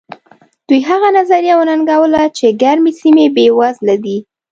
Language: Pashto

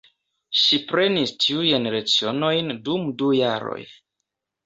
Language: Esperanto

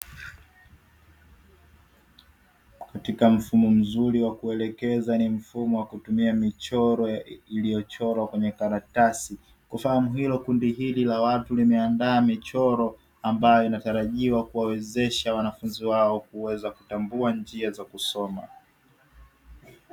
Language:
Swahili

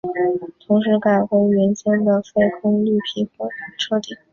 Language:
Chinese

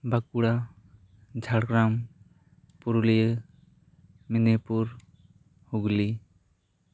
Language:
Santali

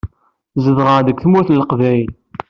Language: Kabyle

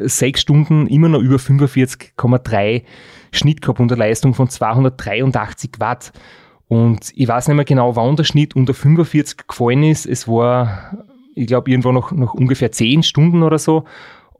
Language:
German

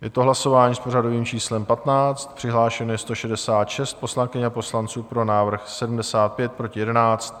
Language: Czech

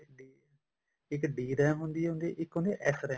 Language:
Punjabi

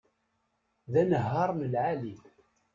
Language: Kabyle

